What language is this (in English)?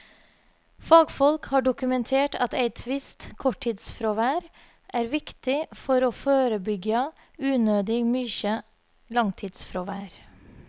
Norwegian